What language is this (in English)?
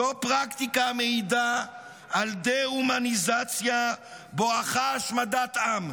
Hebrew